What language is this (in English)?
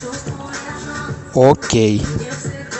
Russian